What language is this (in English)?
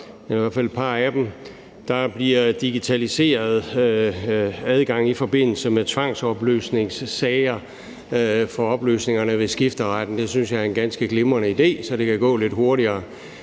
Danish